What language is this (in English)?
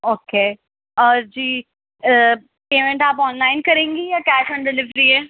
Urdu